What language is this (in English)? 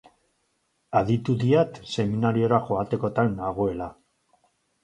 Basque